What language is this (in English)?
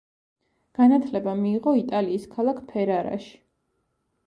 Georgian